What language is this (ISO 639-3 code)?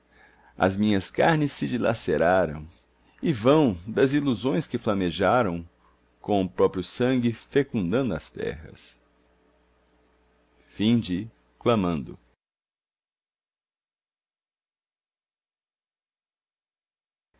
por